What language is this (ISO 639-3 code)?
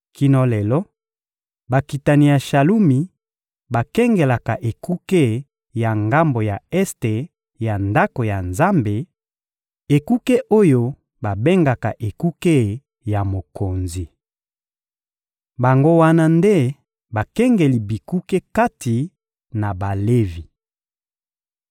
lin